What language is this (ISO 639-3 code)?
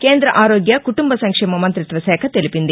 tel